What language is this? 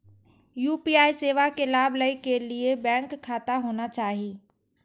Maithili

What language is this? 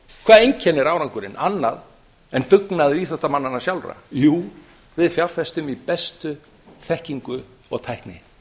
Icelandic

